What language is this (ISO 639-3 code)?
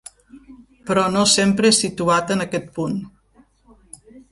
cat